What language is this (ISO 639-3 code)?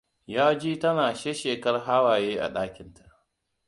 hau